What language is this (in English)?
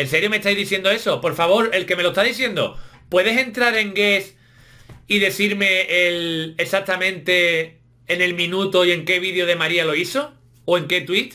Spanish